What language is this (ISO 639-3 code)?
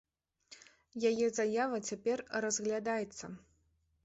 bel